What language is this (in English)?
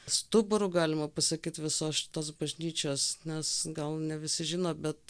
Lithuanian